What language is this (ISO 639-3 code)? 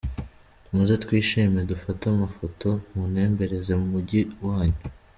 kin